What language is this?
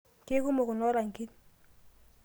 Masai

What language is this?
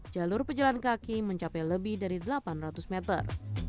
Indonesian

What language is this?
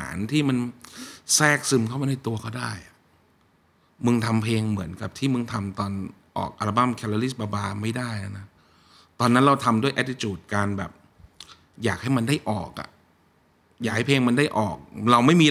Thai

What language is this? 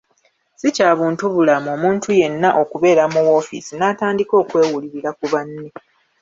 Ganda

